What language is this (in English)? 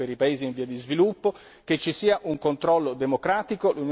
Italian